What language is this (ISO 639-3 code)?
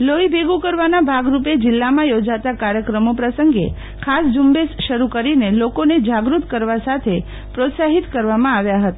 guj